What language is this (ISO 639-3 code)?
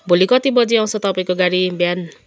nep